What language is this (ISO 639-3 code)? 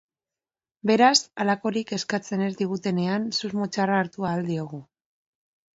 eus